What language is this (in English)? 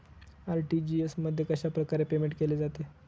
Marathi